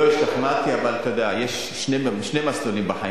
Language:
Hebrew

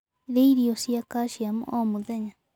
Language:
Kikuyu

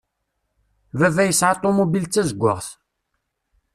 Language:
Kabyle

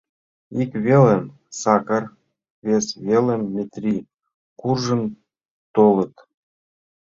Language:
Mari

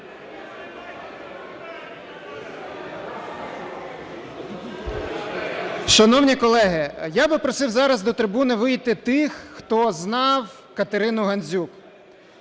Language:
Ukrainian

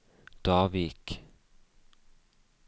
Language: Norwegian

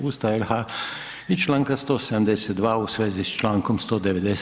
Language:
Croatian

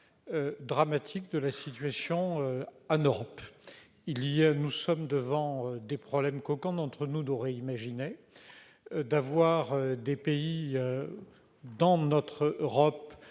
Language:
French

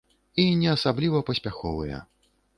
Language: Belarusian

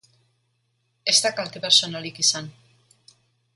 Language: Basque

